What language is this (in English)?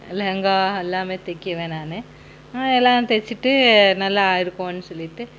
Tamil